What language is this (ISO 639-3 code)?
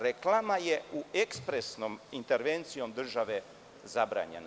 srp